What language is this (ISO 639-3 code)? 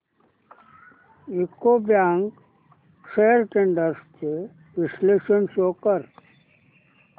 mar